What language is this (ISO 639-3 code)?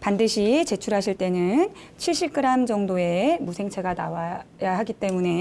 kor